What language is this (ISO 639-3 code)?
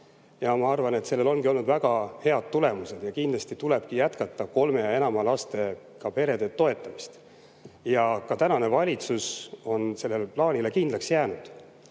est